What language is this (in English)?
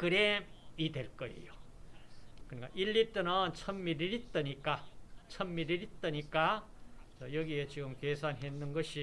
Korean